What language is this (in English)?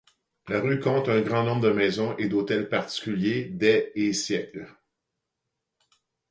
French